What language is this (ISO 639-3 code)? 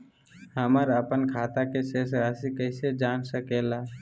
mag